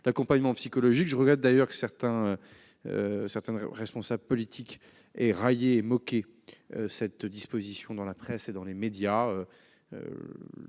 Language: French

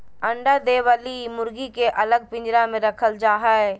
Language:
Magahi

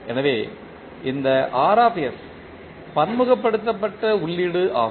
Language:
Tamil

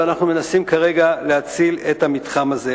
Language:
Hebrew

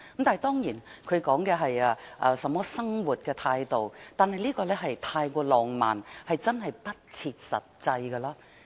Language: Cantonese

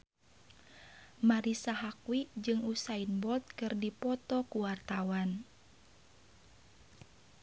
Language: Sundanese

